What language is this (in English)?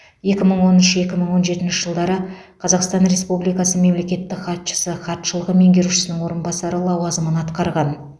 Kazakh